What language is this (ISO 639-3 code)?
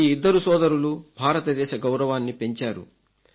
tel